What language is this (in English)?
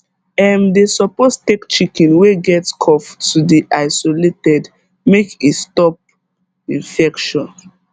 Nigerian Pidgin